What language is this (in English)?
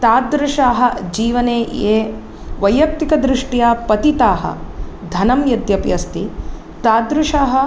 Sanskrit